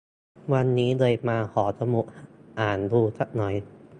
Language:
Thai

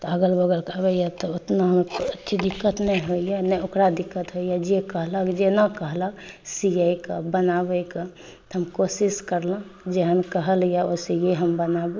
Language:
Maithili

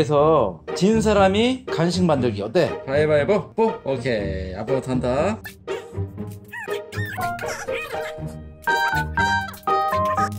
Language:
Korean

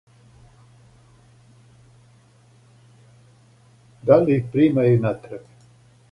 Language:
Serbian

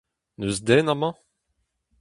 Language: Breton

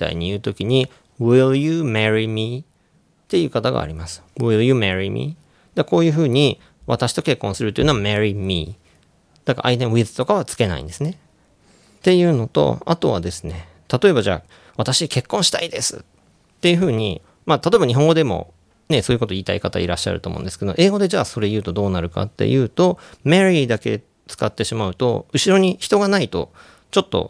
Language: Japanese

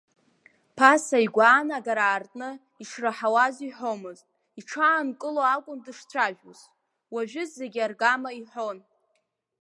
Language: Abkhazian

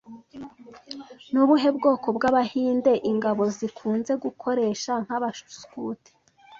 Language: Kinyarwanda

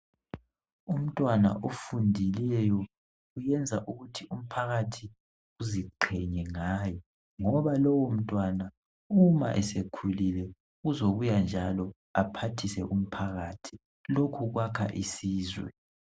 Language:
North Ndebele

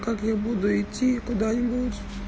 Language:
Russian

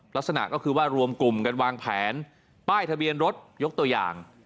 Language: Thai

